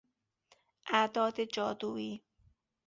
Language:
Persian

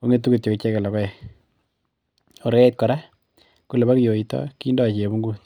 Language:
Kalenjin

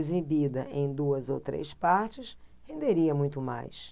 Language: Portuguese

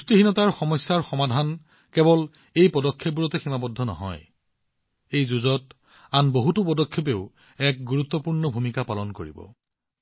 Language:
Assamese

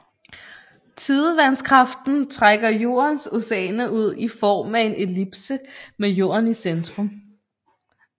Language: Danish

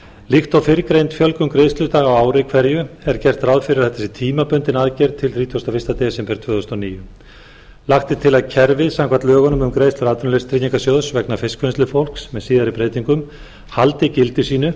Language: Icelandic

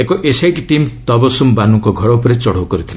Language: Odia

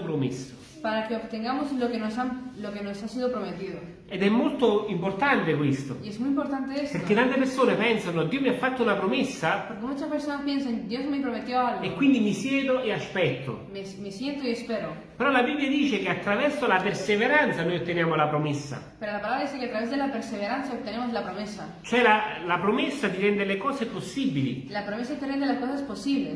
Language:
Italian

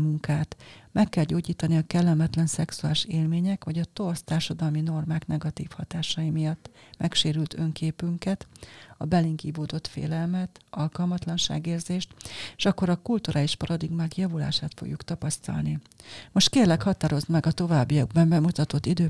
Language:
Hungarian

